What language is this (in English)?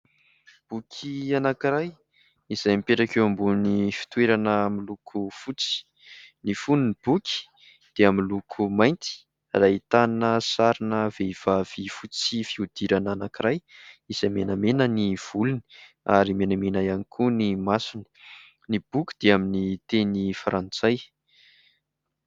Malagasy